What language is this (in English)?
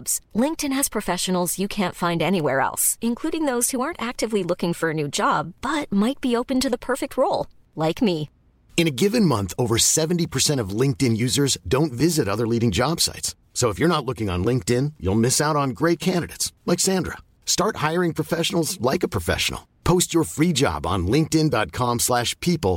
Filipino